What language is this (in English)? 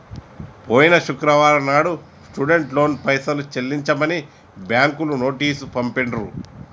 Telugu